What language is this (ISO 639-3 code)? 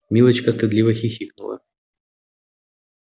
rus